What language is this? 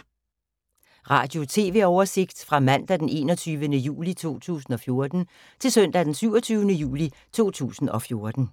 Danish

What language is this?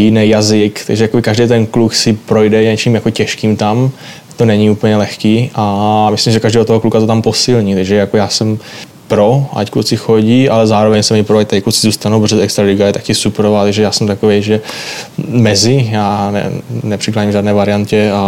Czech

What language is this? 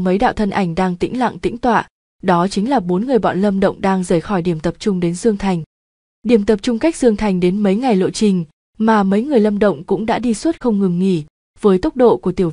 Vietnamese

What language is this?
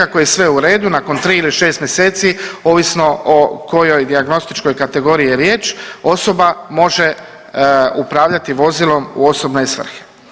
Croatian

